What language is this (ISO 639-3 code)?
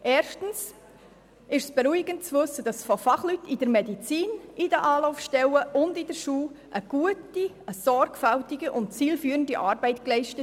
gsw